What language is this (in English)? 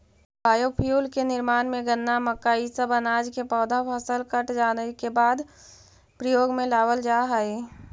Magahi